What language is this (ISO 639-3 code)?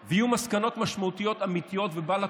heb